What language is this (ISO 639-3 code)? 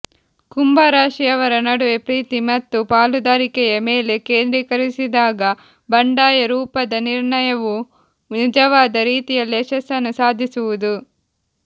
kan